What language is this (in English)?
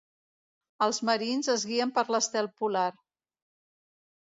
Catalan